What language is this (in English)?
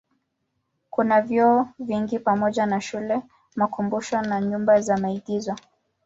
Swahili